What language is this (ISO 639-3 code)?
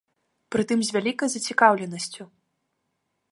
bel